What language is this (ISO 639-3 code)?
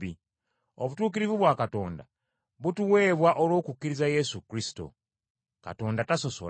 lug